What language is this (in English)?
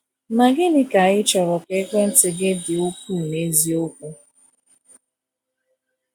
Igbo